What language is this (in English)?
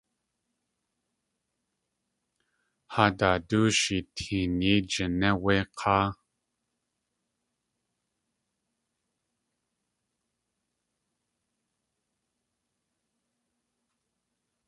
Tlingit